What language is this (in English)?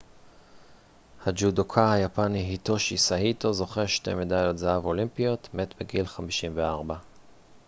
Hebrew